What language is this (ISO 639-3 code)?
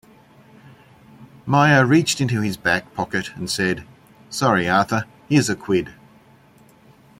eng